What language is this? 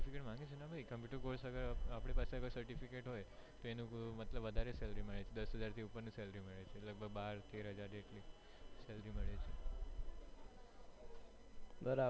Gujarati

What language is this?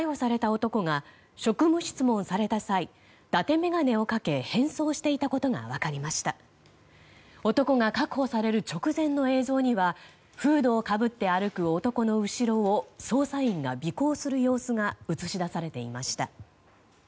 Japanese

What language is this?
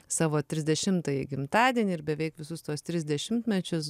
Lithuanian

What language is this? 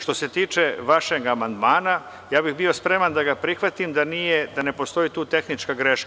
Serbian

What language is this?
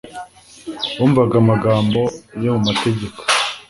Kinyarwanda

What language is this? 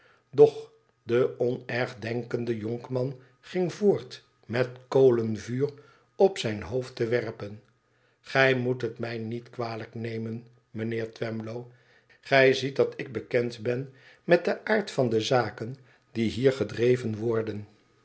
Dutch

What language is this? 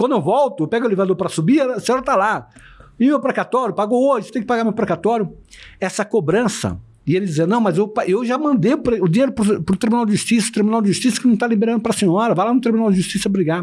Portuguese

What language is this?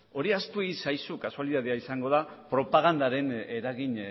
Basque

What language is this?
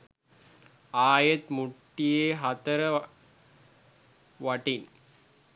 Sinhala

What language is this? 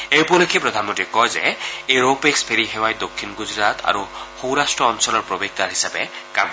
Assamese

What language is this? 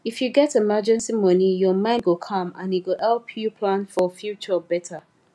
Nigerian Pidgin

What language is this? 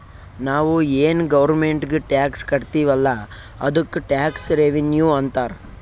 Kannada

